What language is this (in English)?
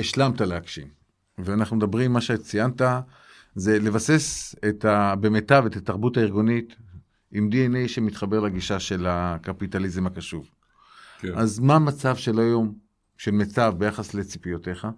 Hebrew